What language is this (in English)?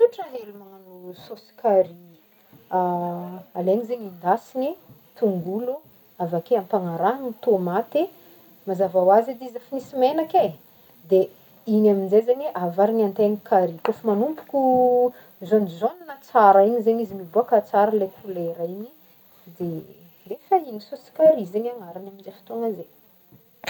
Northern Betsimisaraka Malagasy